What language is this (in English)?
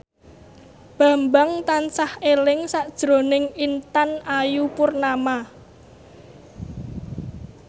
Javanese